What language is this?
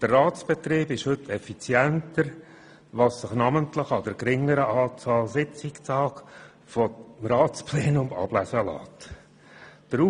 Swiss German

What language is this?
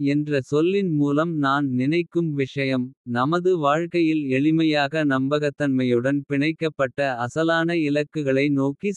Kota (India)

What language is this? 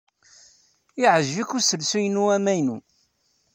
Kabyle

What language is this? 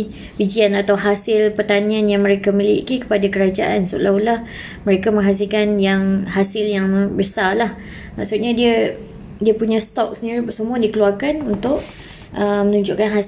Malay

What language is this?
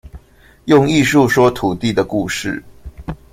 Chinese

